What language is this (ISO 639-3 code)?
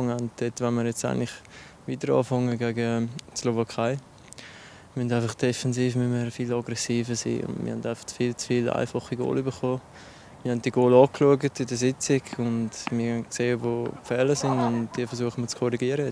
deu